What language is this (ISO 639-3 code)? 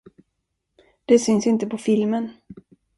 swe